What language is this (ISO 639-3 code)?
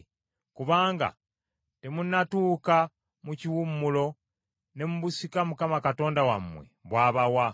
lug